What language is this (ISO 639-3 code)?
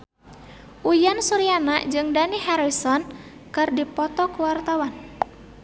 sun